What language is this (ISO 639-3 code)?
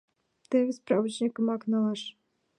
chm